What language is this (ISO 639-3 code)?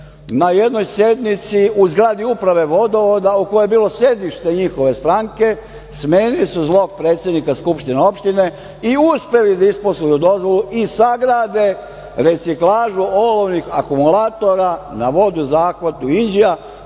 srp